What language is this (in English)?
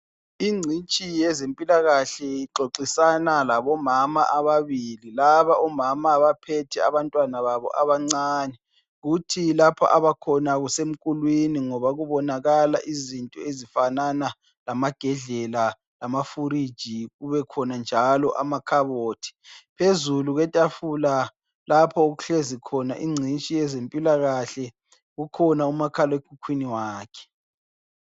North Ndebele